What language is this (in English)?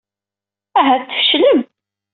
Kabyle